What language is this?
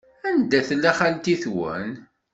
Kabyle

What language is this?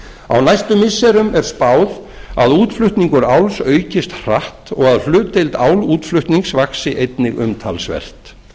Icelandic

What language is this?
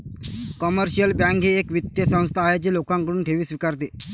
Marathi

